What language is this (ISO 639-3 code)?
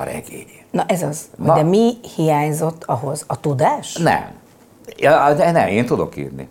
hun